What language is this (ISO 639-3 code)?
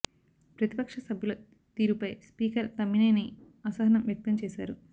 tel